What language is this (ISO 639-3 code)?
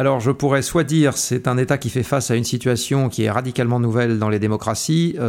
fra